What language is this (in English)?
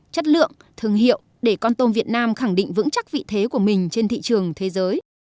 Vietnamese